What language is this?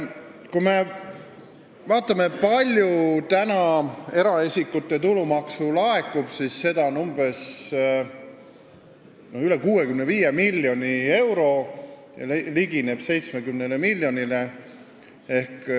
Estonian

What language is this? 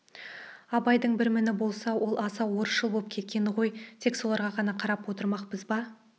Kazakh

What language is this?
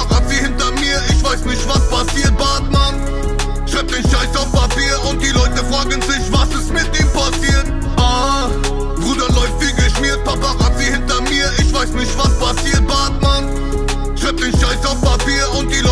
Portuguese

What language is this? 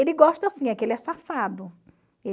Portuguese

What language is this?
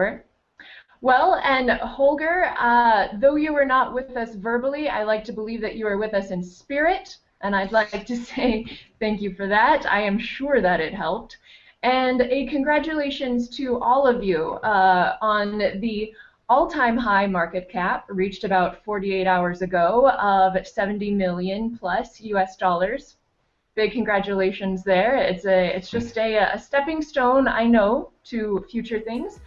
English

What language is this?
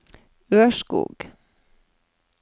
Norwegian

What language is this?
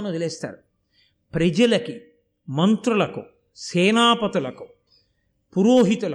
Telugu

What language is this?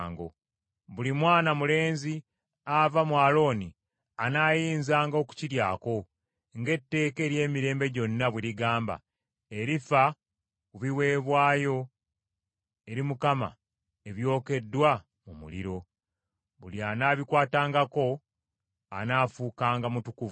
Ganda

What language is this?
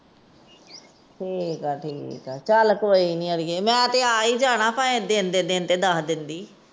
Punjabi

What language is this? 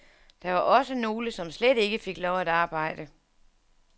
Danish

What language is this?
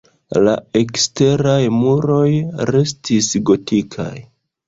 Esperanto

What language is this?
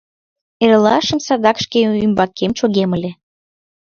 Mari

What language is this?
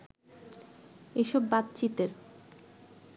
Bangla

